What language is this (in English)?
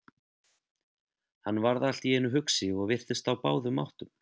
Icelandic